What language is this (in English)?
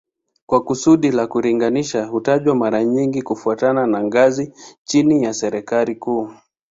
Swahili